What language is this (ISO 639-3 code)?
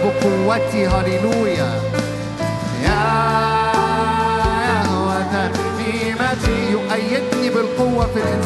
ara